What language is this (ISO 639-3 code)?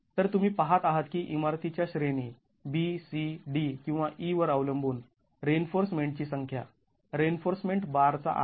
mar